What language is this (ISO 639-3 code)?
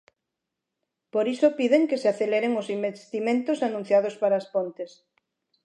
glg